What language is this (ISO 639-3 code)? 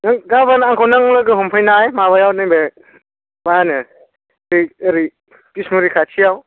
brx